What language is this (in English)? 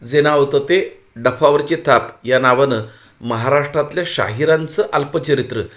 Marathi